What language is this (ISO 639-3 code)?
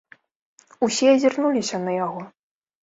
bel